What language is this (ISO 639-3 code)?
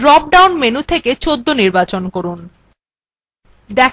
ben